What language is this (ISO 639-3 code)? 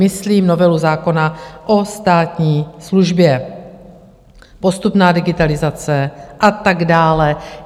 ces